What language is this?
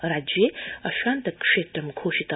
Sanskrit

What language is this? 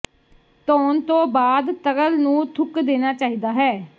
Punjabi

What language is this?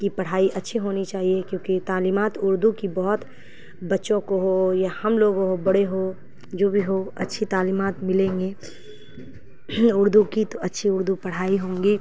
Urdu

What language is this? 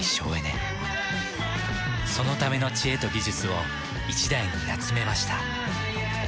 Japanese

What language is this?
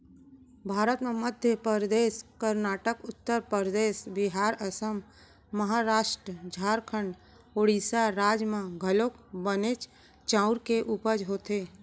Chhattisgarhi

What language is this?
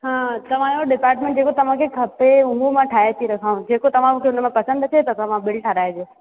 Sindhi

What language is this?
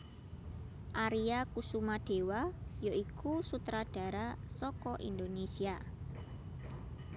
Javanese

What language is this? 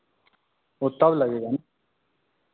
Hindi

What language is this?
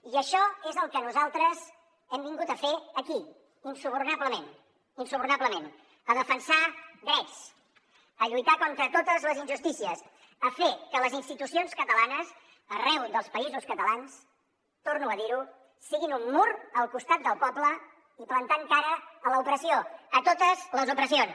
Catalan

